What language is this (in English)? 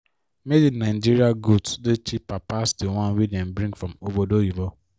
Nigerian Pidgin